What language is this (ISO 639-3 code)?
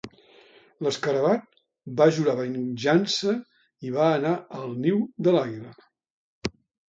cat